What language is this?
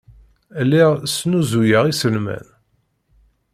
Kabyle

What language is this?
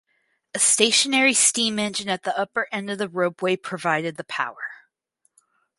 English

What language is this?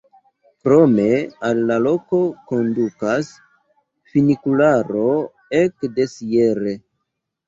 Esperanto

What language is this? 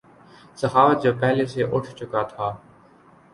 Urdu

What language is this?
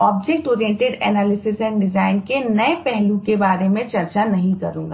Hindi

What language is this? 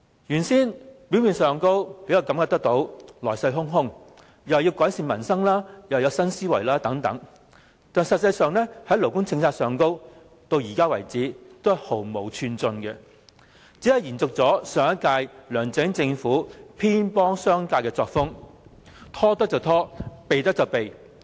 Cantonese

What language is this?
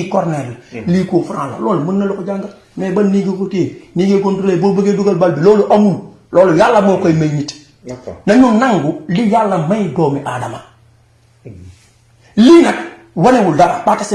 French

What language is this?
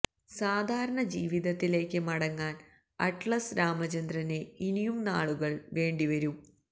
Malayalam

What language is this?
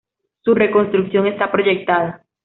Spanish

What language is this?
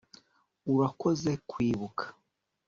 Kinyarwanda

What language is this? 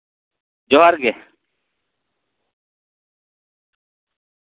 Santali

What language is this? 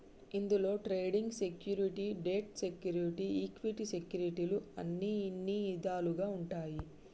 Telugu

